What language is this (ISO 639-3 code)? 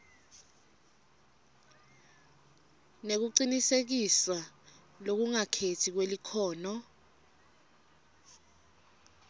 ssw